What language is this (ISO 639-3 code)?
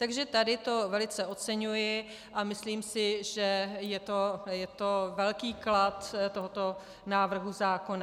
ces